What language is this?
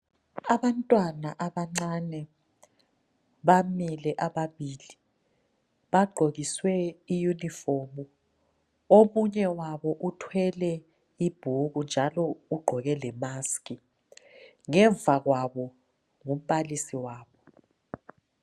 North Ndebele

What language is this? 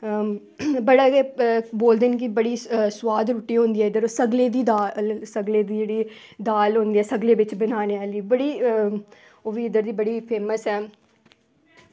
Dogri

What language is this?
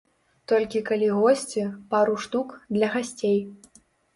Belarusian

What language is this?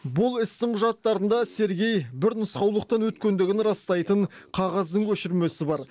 Kazakh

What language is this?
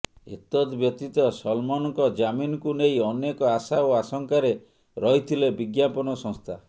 Odia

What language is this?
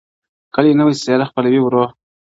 Pashto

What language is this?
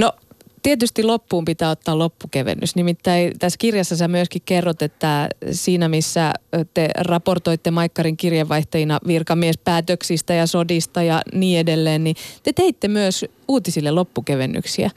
Finnish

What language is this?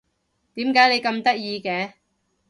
Cantonese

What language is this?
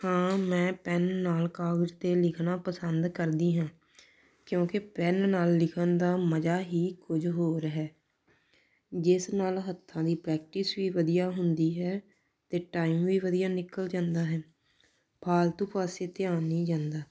Punjabi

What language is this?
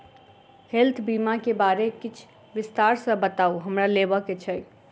Maithili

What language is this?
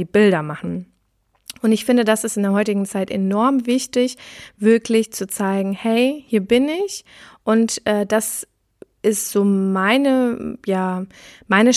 German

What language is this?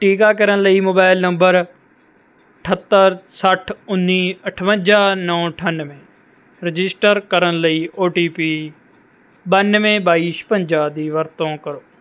Punjabi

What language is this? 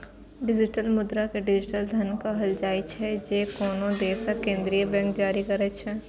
Maithili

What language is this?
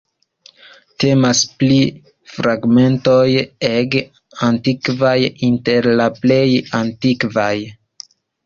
Esperanto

